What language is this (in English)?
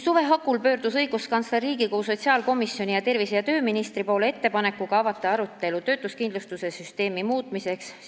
Estonian